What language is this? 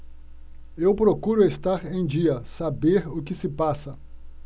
Portuguese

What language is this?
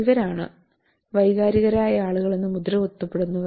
Malayalam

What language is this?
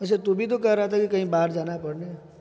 Urdu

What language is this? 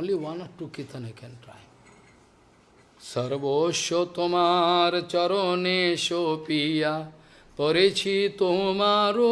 Portuguese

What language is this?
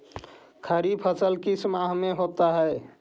Magahi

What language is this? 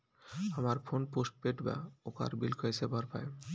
Bhojpuri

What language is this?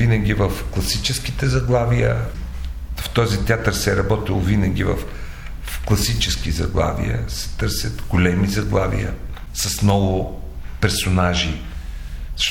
Bulgarian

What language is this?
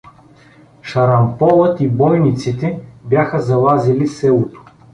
Bulgarian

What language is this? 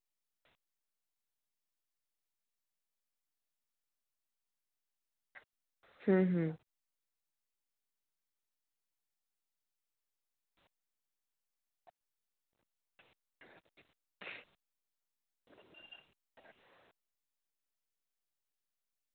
Dogri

